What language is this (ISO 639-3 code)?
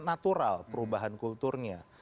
ind